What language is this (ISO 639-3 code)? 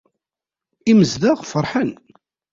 kab